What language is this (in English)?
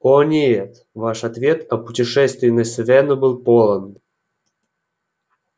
Russian